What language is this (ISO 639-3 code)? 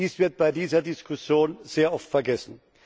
deu